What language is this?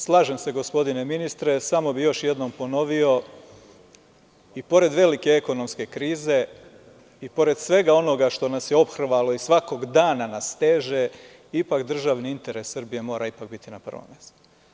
Serbian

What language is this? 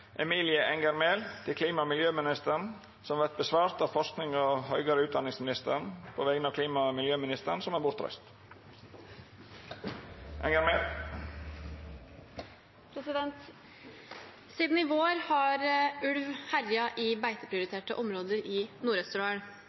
Norwegian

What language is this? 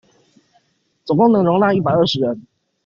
Chinese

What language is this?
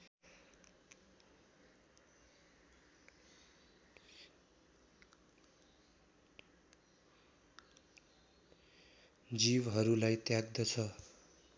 Nepali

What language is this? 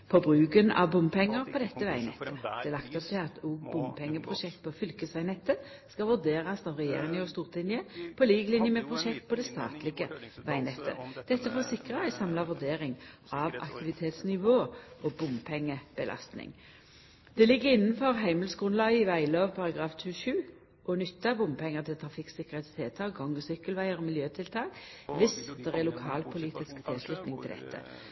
Norwegian Nynorsk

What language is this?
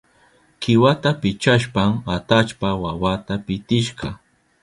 Southern Pastaza Quechua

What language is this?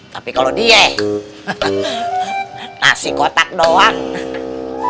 Indonesian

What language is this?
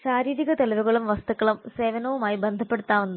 Malayalam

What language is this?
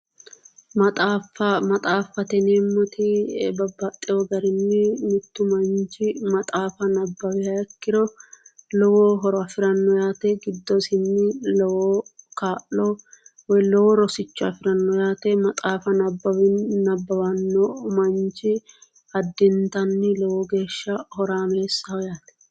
Sidamo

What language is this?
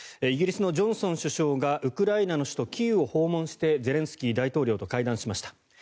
Japanese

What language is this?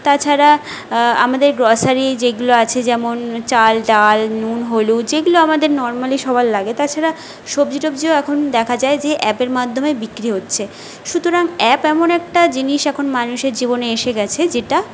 Bangla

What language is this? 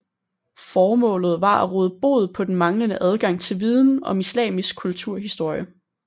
Danish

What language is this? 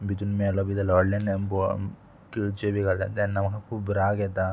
Konkani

